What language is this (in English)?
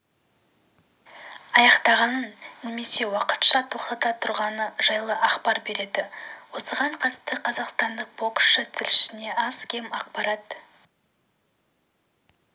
Kazakh